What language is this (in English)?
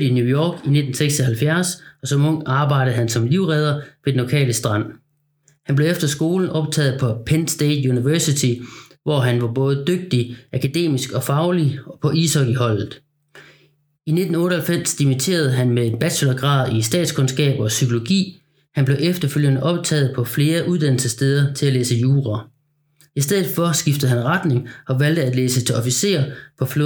Danish